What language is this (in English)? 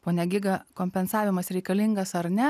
Lithuanian